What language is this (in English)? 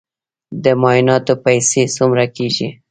Pashto